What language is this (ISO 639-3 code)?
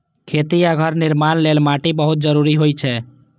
mai